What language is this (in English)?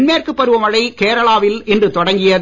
Tamil